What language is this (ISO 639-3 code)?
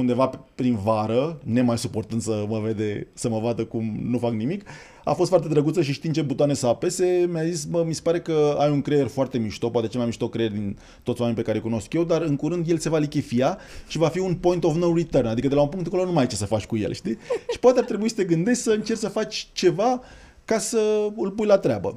ron